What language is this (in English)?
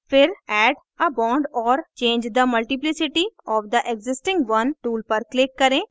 Hindi